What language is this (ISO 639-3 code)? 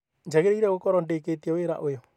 kik